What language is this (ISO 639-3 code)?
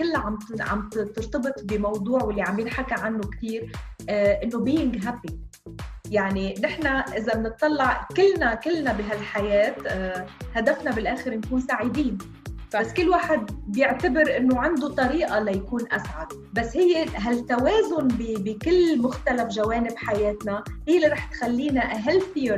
ara